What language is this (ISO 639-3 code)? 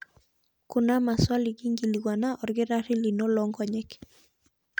mas